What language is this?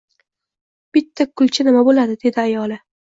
Uzbek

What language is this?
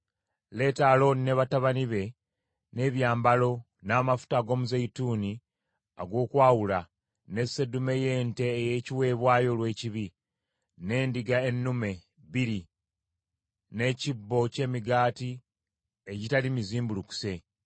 Ganda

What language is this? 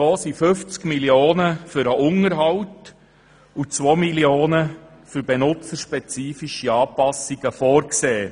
Swiss German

